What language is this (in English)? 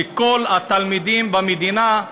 Hebrew